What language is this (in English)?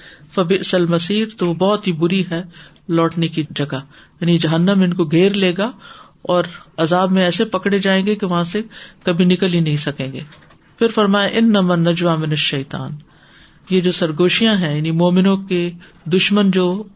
Urdu